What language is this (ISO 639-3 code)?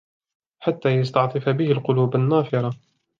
ara